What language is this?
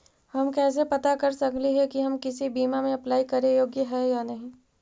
Magahi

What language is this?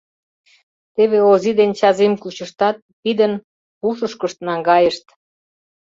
Mari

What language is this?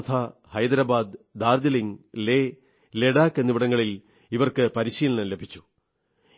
Malayalam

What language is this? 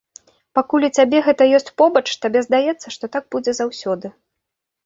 Belarusian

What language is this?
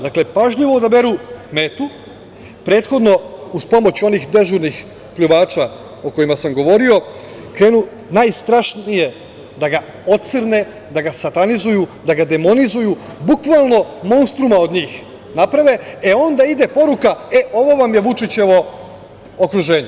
Serbian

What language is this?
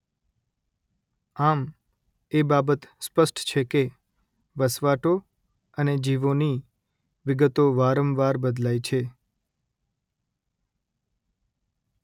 Gujarati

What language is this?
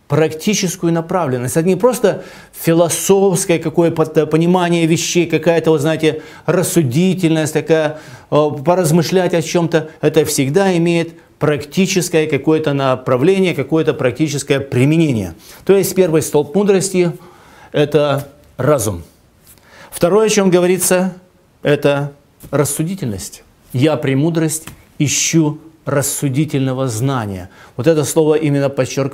Russian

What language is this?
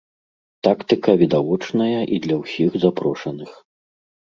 Belarusian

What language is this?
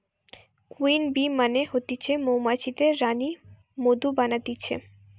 Bangla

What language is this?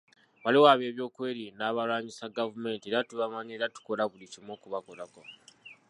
Ganda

